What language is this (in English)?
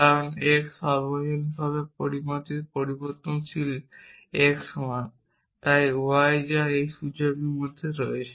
Bangla